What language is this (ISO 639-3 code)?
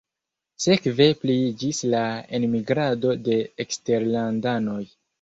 epo